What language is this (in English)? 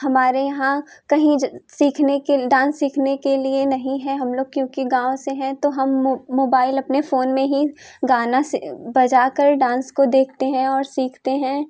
Hindi